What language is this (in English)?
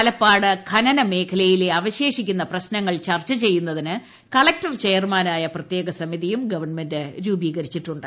Malayalam